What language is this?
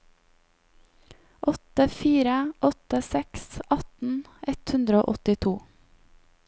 Norwegian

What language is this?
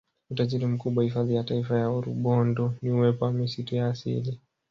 Swahili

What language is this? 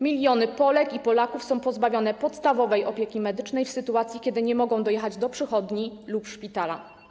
Polish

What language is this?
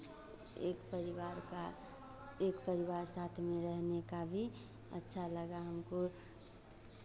Hindi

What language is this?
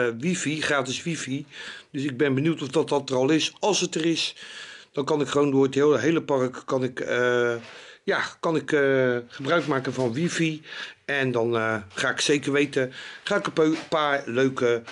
Dutch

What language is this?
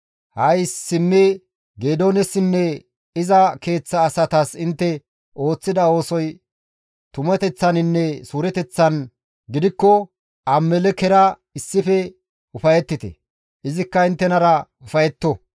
Gamo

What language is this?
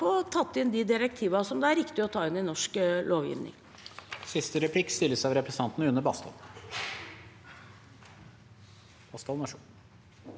Norwegian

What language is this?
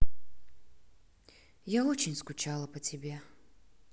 Russian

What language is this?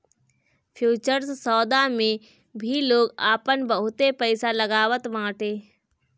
Bhojpuri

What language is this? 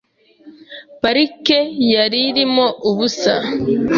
Kinyarwanda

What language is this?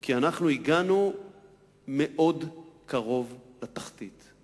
Hebrew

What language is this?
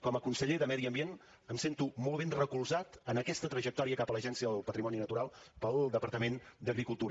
Catalan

